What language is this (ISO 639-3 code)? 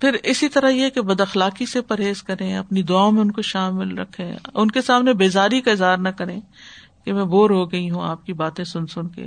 urd